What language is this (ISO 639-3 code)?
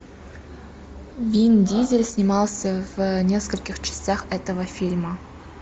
rus